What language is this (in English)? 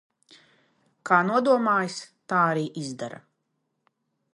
Latvian